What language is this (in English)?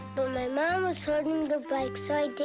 English